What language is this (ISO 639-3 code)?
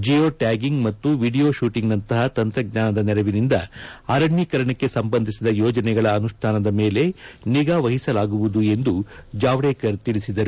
kan